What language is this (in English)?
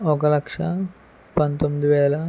Telugu